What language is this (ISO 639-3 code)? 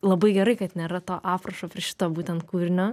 lit